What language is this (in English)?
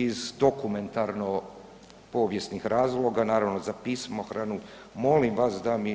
Croatian